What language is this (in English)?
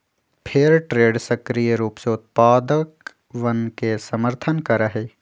Magahi